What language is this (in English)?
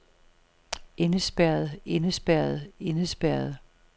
Danish